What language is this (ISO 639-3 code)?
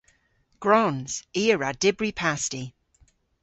cor